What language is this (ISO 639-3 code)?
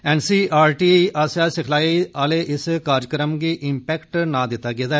doi